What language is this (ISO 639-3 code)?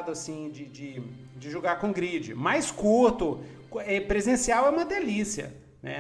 por